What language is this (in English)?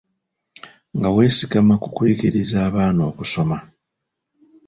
Ganda